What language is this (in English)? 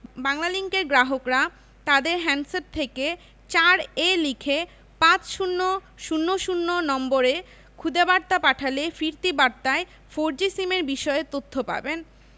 Bangla